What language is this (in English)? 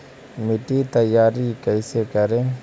Magahi